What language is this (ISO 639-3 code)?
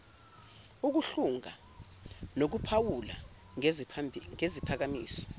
zul